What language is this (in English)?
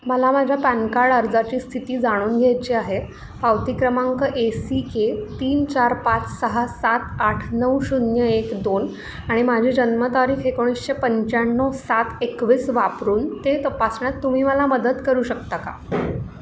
Marathi